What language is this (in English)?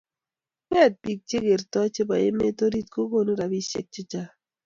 Kalenjin